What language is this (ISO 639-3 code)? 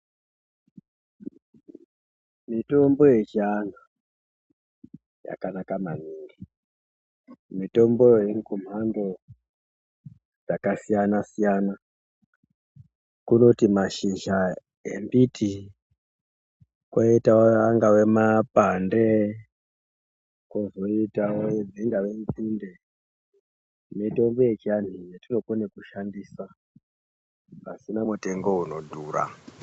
ndc